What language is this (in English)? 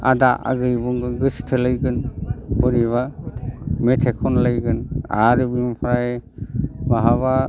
Bodo